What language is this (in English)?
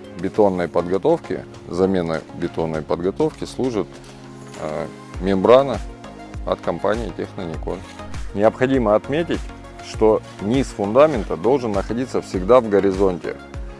Russian